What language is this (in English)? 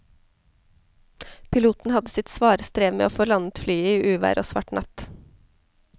Norwegian